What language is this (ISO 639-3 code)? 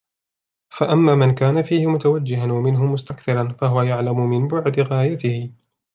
ara